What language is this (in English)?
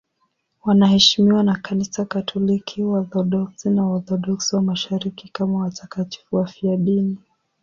Swahili